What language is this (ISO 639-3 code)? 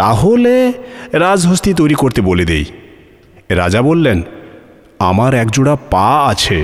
ben